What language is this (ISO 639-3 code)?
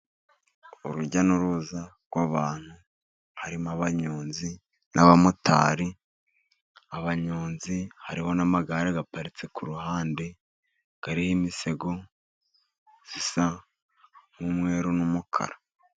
kin